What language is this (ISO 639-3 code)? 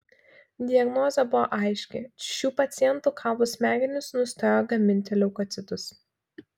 lit